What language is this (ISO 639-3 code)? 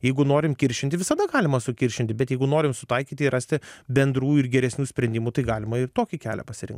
lit